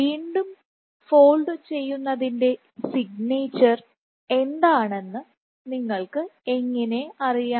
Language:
Malayalam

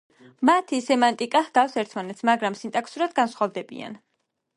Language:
Georgian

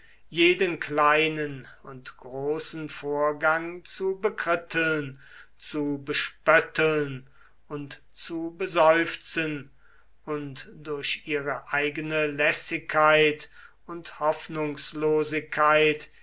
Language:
German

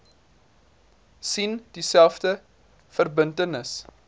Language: Afrikaans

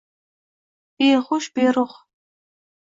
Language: Uzbek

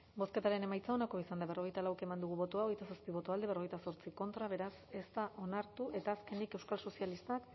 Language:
Basque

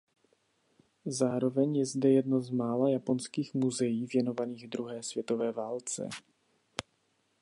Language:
Czech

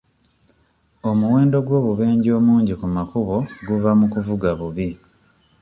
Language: Ganda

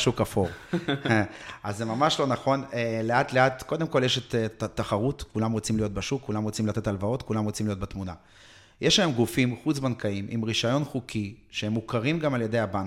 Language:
Hebrew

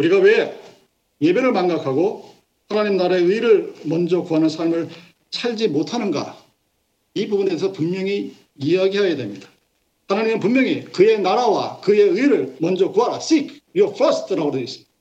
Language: Korean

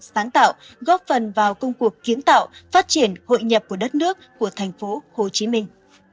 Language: Vietnamese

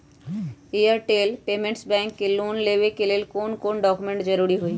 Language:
Magahi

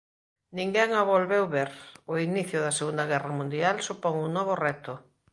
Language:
Galician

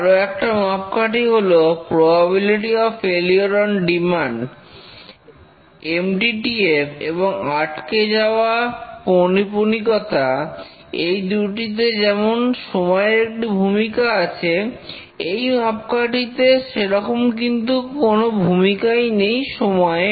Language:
Bangla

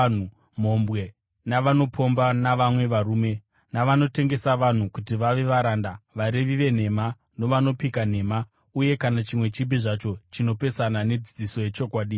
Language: Shona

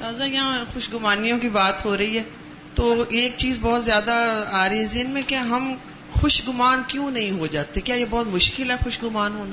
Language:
Urdu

